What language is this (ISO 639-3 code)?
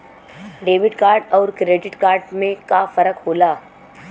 bho